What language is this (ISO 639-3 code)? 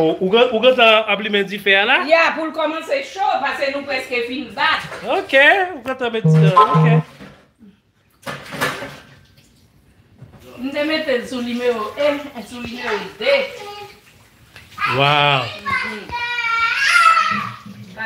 fra